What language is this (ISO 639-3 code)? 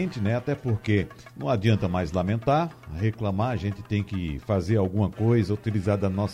por